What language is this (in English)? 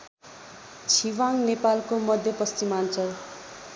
Nepali